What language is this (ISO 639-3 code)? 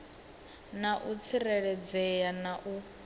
ven